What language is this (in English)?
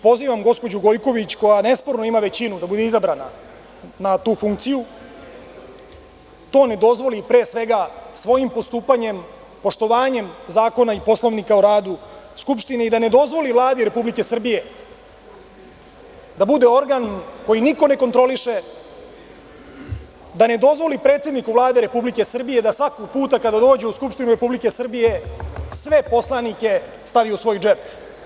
Serbian